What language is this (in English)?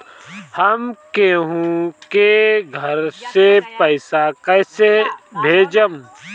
Bhojpuri